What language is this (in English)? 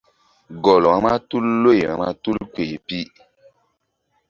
Mbum